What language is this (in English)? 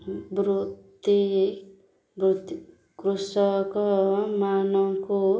Odia